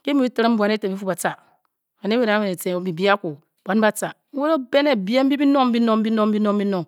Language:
Bokyi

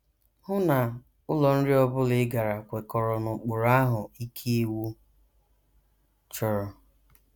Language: Igbo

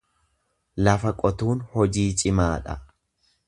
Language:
Oromo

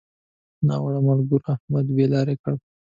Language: Pashto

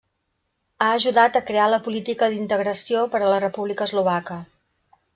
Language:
Catalan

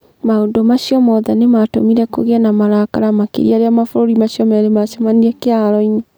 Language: Kikuyu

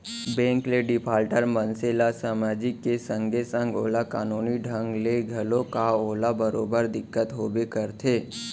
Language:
Chhattisgarhi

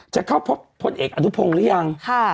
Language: Thai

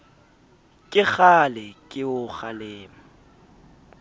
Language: Southern Sotho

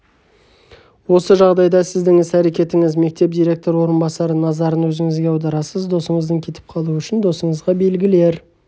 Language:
Kazakh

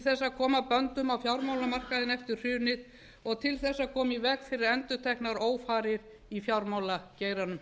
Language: Icelandic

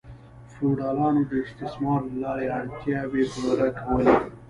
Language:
Pashto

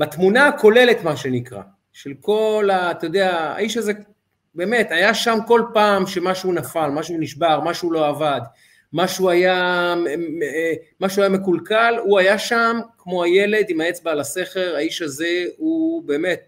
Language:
Hebrew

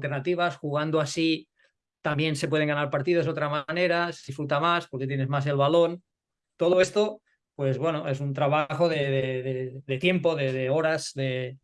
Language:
Spanish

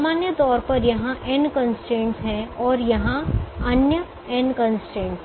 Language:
Hindi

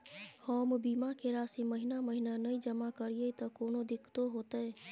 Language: Maithili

